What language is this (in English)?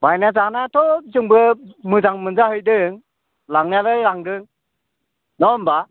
Bodo